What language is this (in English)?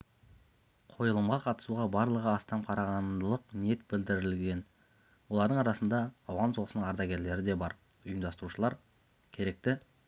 Kazakh